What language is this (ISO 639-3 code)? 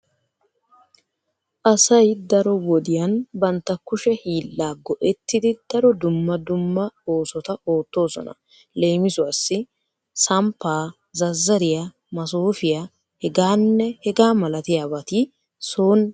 wal